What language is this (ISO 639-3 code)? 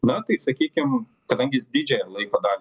lit